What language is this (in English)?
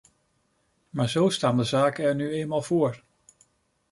Dutch